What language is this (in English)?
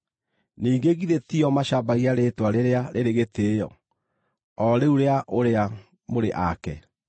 Kikuyu